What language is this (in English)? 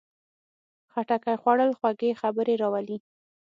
Pashto